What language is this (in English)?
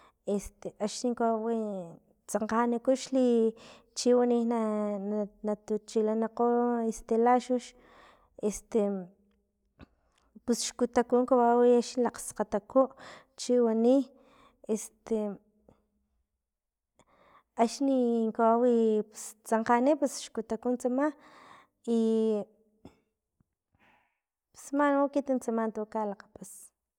Filomena Mata-Coahuitlán Totonac